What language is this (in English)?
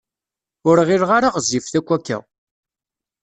Kabyle